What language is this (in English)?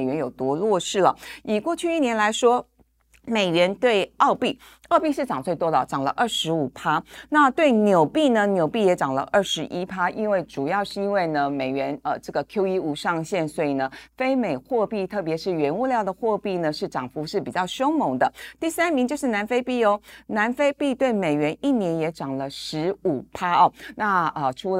Chinese